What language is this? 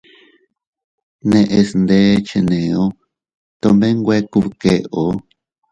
Teutila Cuicatec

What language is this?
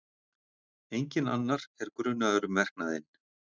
Icelandic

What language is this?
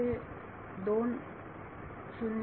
Marathi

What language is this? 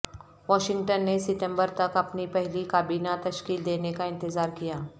Urdu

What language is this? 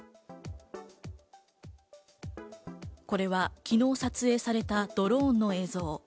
Japanese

